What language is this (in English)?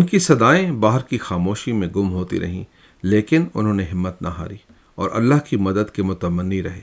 Urdu